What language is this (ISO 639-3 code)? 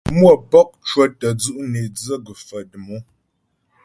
bbj